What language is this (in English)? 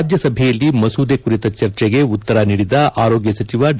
Kannada